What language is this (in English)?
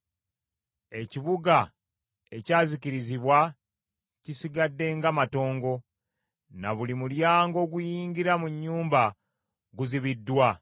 Ganda